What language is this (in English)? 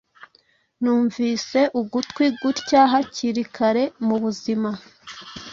Kinyarwanda